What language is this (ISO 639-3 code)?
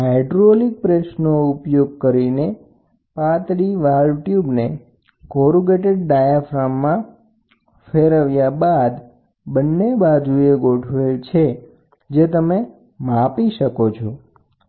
guj